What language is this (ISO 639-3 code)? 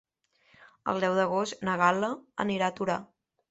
cat